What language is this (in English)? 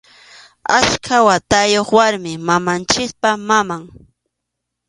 Arequipa-La Unión Quechua